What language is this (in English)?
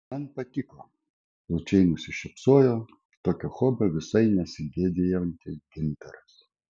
Lithuanian